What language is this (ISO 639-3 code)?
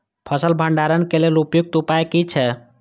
mai